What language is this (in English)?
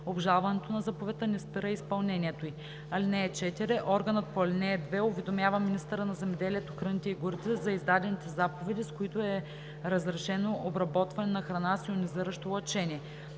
Bulgarian